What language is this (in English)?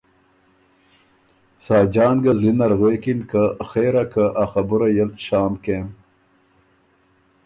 Ormuri